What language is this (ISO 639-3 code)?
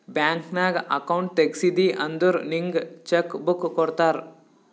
kan